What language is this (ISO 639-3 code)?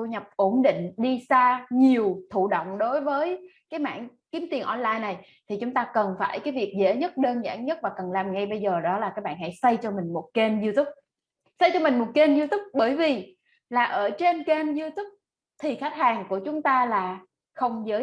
vie